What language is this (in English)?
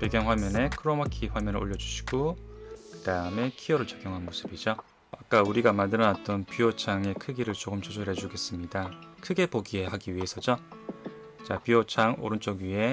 Korean